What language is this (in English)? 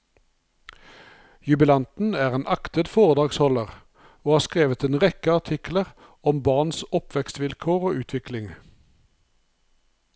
Norwegian